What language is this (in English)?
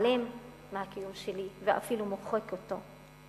Hebrew